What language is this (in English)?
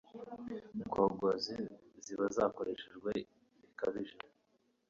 Kinyarwanda